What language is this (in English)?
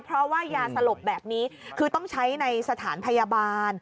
Thai